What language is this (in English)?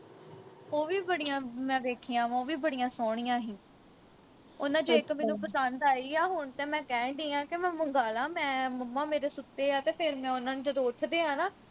Punjabi